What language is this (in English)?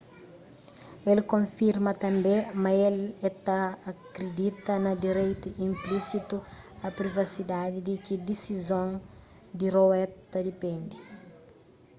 Kabuverdianu